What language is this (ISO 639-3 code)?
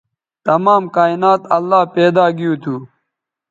btv